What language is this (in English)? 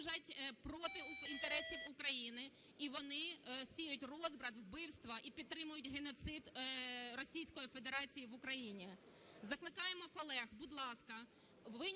Ukrainian